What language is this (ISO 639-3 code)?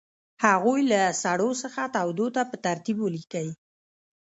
pus